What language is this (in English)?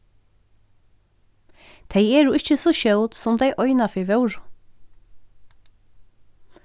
Faroese